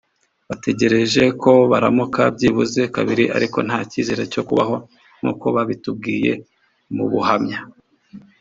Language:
Kinyarwanda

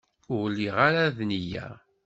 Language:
Kabyle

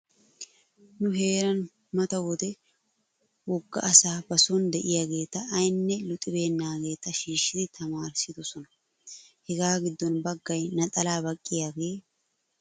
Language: Wolaytta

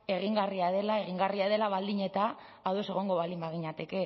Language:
Basque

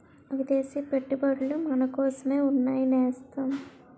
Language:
Telugu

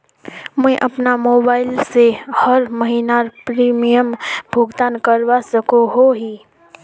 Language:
Magahi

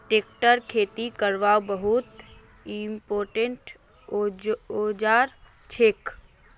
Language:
Magahi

